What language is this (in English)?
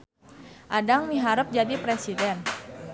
Sundanese